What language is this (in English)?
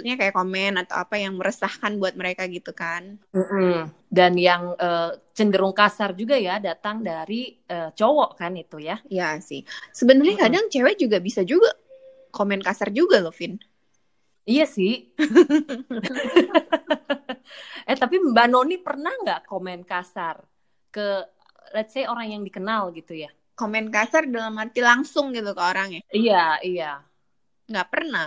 Indonesian